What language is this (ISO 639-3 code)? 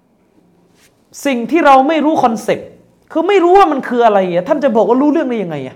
tha